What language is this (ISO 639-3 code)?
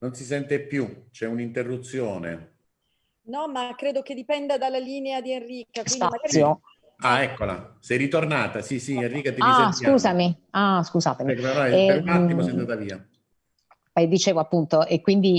ita